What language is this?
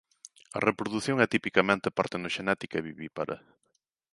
Galician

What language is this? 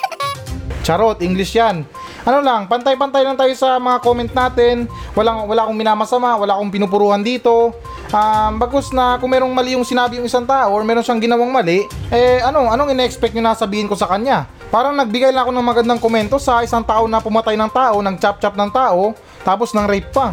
Filipino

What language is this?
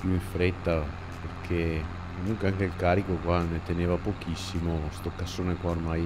Italian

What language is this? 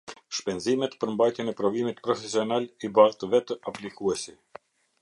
Albanian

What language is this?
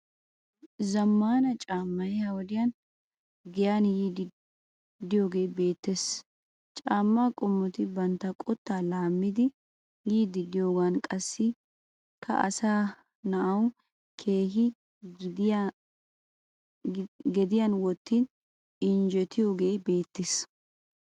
Wolaytta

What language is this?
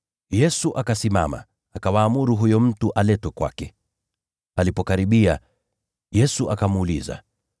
Swahili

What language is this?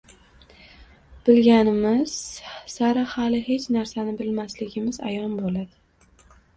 Uzbek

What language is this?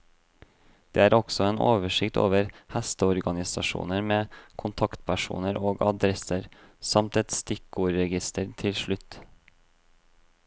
Norwegian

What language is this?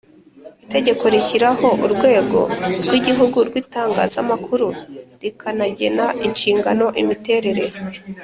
Kinyarwanda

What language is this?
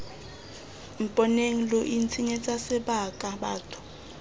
Tswana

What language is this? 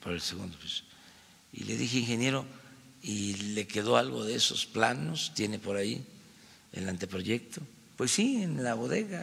Spanish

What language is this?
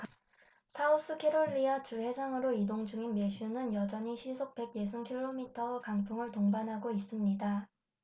Korean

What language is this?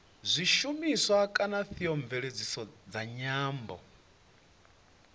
Venda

